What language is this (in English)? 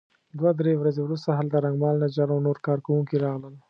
Pashto